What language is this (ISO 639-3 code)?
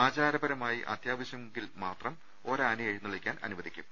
mal